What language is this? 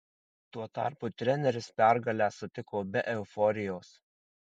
Lithuanian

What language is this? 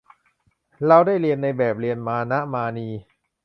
Thai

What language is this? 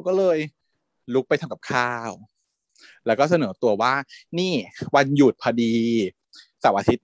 Thai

